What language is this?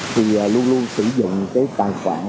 Vietnamese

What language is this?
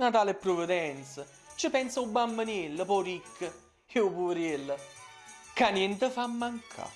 Italian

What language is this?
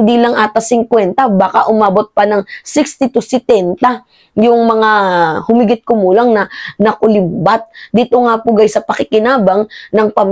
Filipino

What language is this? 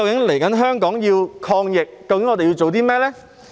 Cantonese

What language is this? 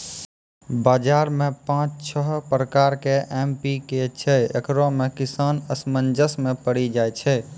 Maithili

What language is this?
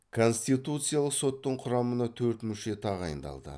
Kazakh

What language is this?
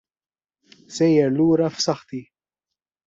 Maltese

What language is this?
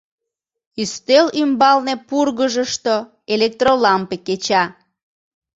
Mari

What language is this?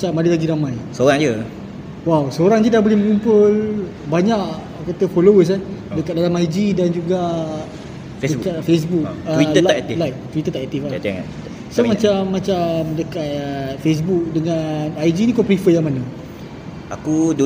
Malay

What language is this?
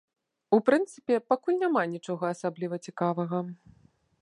Belarusian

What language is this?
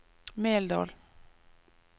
Norwegian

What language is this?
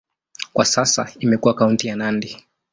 Swahili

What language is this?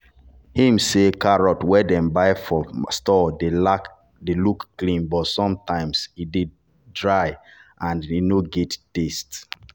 Nigerian Pidgin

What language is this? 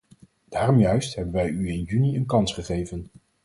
Dutch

